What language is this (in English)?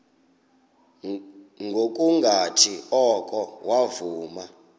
Xhosa